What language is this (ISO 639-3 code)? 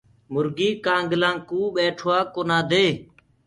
ggg